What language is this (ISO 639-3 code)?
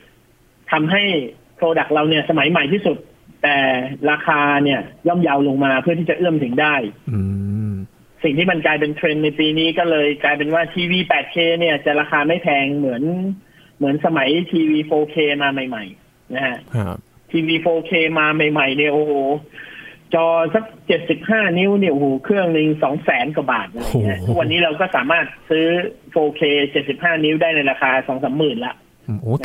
tha